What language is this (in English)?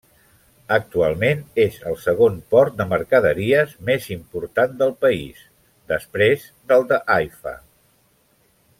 Catalan